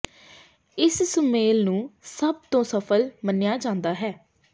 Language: Punjabi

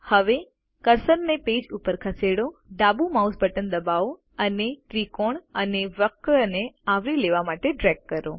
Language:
Gujarati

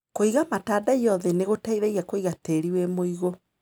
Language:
Kikuyu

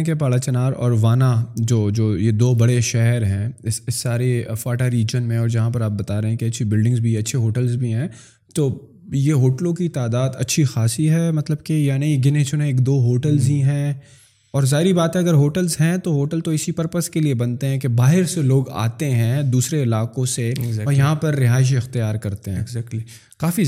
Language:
Urdu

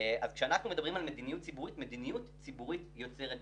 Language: Hebrew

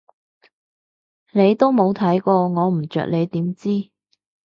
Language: Cantonese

